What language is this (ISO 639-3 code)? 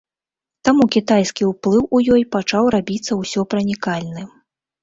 bel